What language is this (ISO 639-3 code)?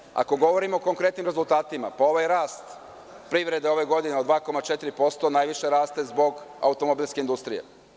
srp